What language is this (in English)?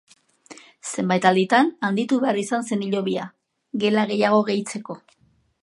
Basque